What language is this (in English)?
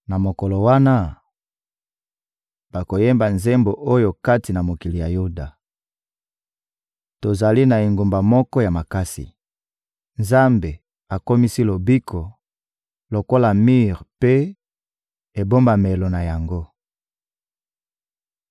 Lingala